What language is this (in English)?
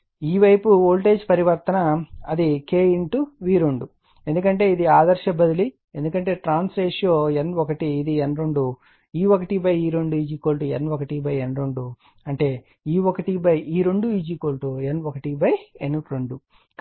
Telugu